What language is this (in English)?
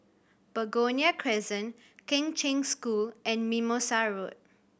English